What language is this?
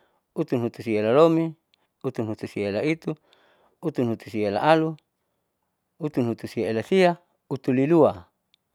Saleman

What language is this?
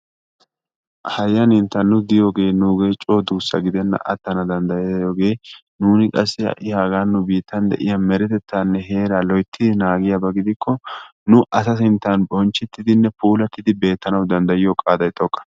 Wolaytta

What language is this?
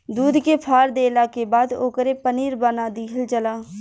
Bhojpuri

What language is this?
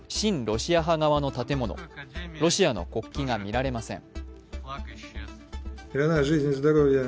Japanese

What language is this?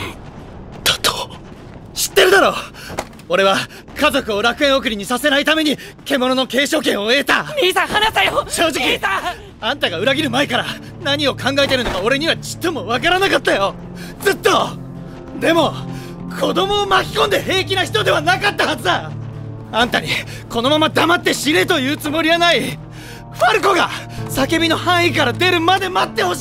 Japanese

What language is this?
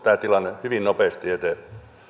Finnish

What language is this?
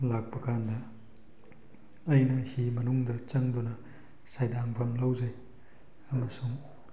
Manipuri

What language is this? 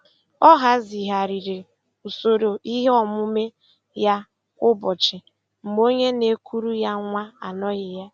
Igbo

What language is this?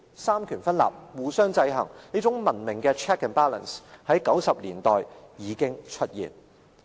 Cantonese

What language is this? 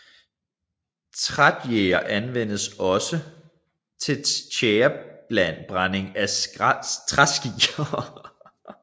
Danish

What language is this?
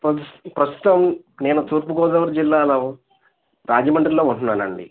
Telugu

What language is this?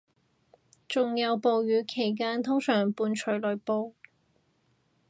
Cantonese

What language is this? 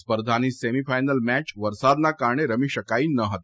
Gujarati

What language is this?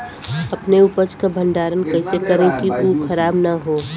Bhojpuri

